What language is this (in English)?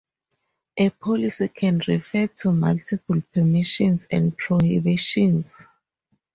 English